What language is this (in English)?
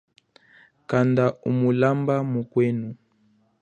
Chokwe